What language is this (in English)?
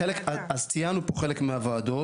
Hebrew